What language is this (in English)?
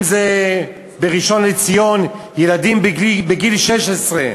Hebrew